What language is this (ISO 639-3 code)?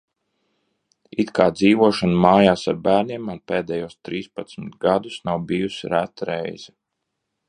lav